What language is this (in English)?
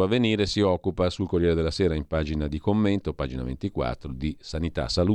Italian